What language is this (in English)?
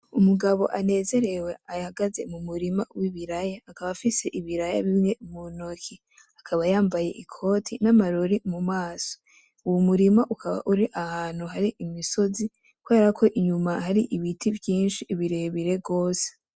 Rundi